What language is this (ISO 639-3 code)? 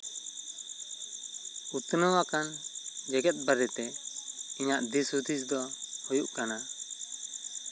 sat